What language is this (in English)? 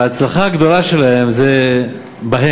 Hebrew